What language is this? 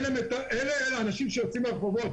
Hebrew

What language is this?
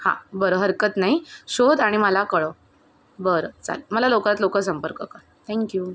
Marathi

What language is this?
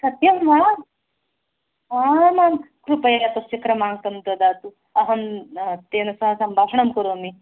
Sanskrit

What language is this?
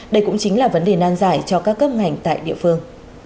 Vietnamese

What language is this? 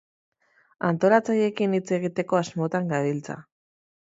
Basque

